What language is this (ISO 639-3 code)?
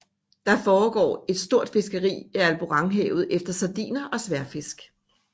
dan